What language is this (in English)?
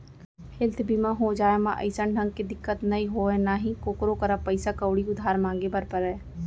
Chhattisgarhi